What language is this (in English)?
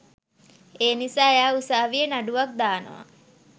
Sinhala